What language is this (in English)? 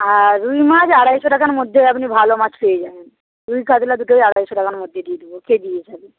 Bangla